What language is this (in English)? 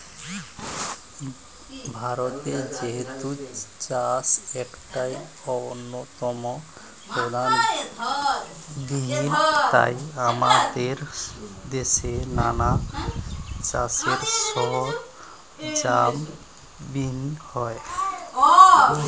Bangla